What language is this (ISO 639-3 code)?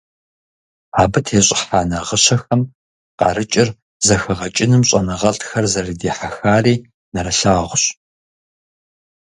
kbd